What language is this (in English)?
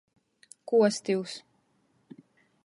Latgalian